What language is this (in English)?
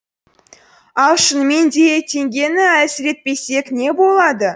Kazakh